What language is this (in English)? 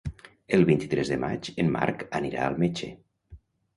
Catalan